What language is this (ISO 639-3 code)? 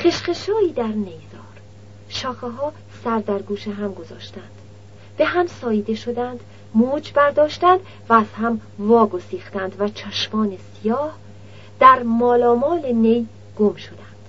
fas